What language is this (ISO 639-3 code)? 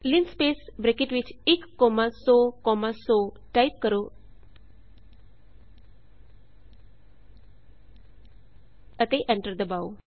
pan